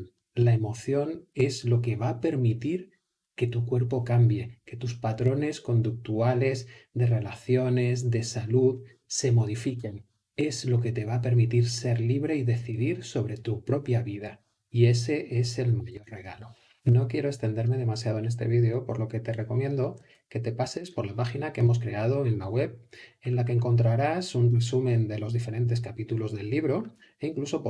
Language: Spanish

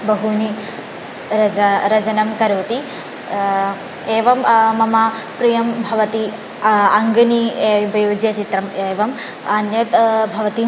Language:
Sanskrit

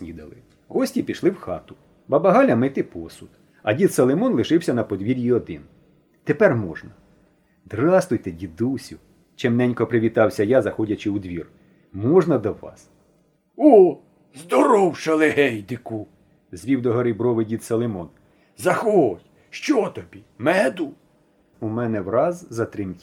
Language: Ukrainian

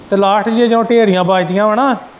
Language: Punjabi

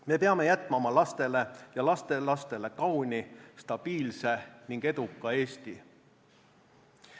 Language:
Estonian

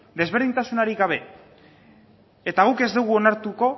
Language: Basque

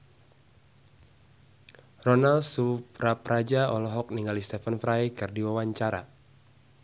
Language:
Sundanese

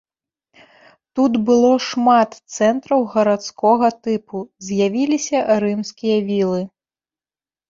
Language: Belarusian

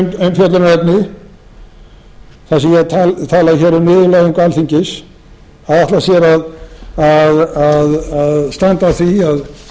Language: Icelandic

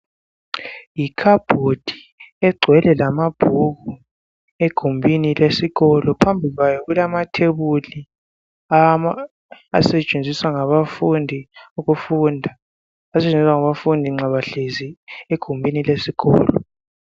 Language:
North Ndebele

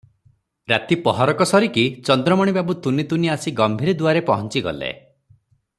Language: Odia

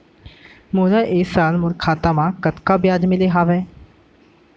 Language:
Chhattisgarhi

